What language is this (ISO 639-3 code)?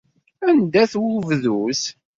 kab